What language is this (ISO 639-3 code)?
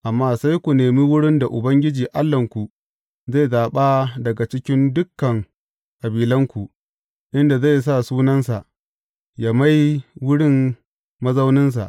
hau